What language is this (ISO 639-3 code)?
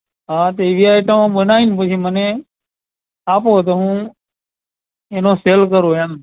guj